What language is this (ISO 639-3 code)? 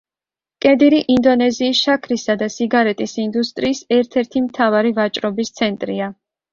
kat